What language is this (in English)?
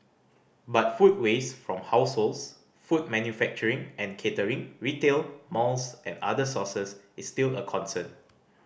English